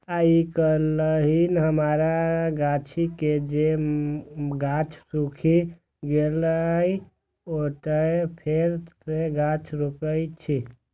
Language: Maithili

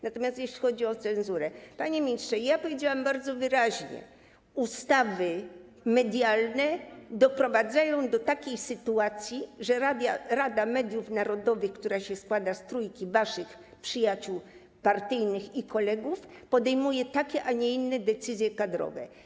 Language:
Polish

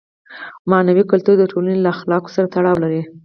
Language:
Pashto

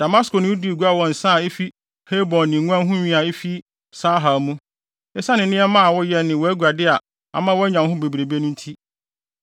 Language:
Akan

